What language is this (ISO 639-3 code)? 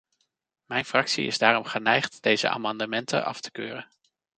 nld